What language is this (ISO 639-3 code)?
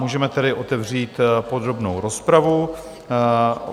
ces